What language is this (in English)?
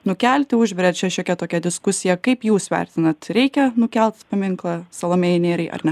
Lithuanian